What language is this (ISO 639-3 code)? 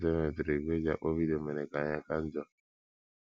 ibo